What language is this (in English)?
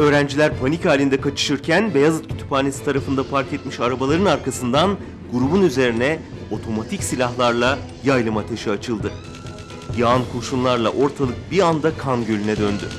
Turkish